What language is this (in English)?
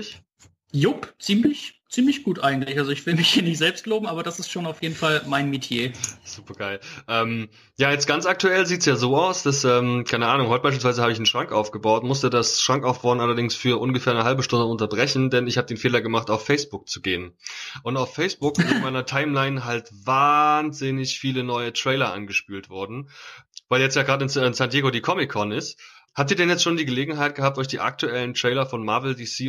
German